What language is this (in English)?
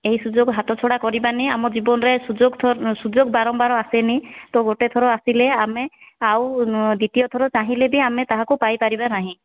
Odia